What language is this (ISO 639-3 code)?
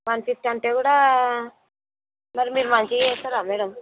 tel